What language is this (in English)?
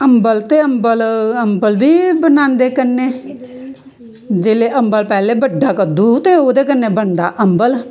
Dogri